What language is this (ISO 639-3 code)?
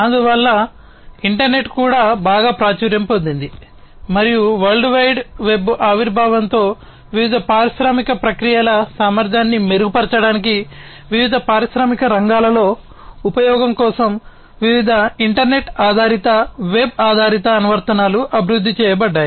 tel